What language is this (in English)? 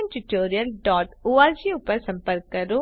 Gujarati